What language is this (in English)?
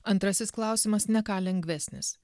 Lithuanian